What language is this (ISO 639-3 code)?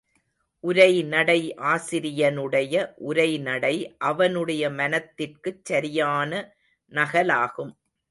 tam